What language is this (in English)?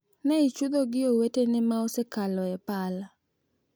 Luo (Kenya and Tanzania)